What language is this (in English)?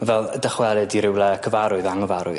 Welsh